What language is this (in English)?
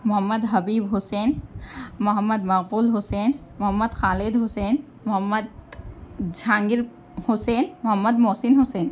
Urdu